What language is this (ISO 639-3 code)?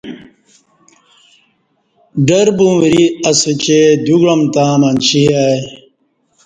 bsh